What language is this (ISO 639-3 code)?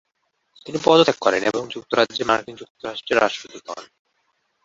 ben